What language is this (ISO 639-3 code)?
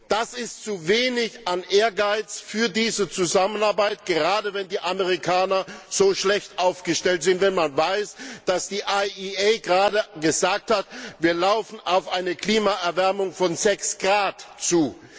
deu